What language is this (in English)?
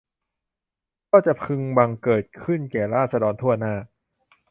Thai